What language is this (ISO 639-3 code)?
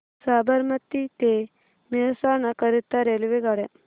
mar